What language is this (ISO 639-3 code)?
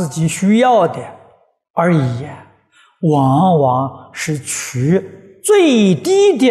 zho